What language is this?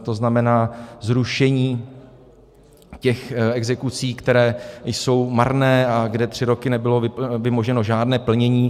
Czech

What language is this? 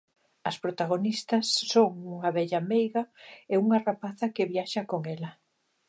Galician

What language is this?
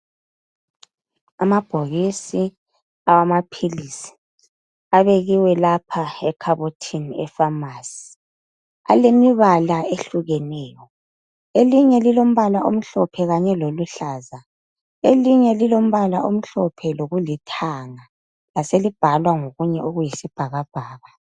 North Ndebele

